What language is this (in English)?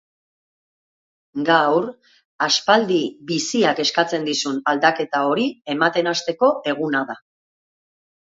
Basque